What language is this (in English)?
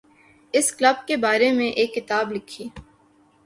Urdu